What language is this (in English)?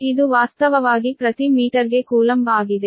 Kannada